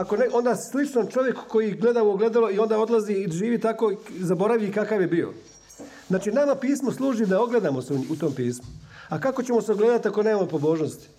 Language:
Croatian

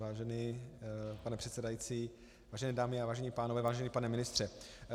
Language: Czech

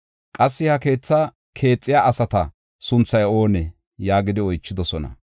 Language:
Gofa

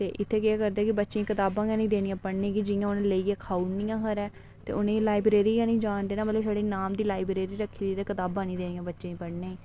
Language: Dogri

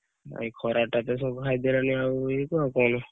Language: Odia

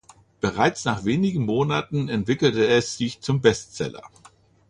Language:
German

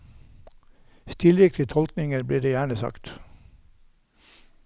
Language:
Norwegian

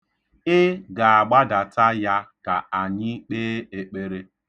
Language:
Igbo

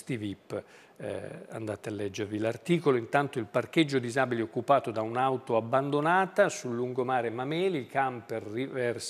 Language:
Italian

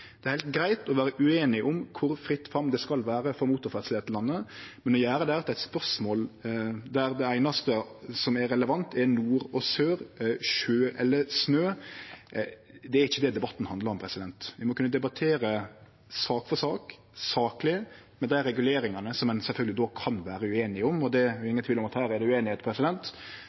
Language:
Norwegian Nynorsk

